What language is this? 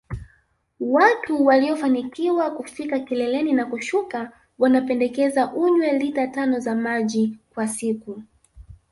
Swahili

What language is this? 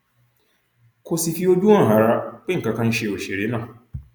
Yoruba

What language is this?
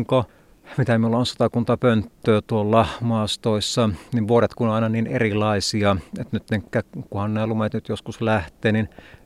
Finnish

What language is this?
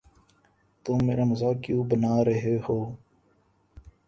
Urdu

